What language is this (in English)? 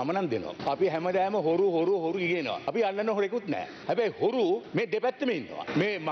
Indonesian